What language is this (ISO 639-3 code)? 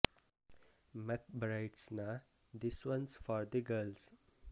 kan